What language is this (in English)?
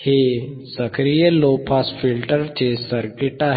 Marathi